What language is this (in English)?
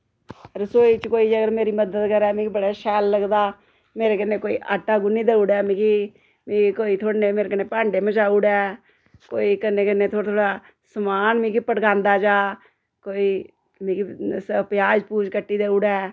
Dogri